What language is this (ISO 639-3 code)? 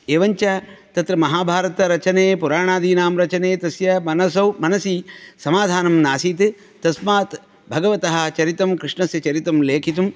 san